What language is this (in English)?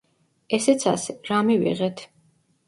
Georgian